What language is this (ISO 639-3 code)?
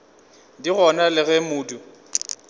nso